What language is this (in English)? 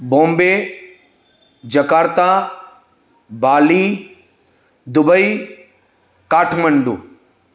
Sindhi